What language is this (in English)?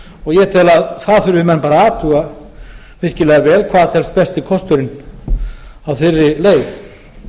Icelandic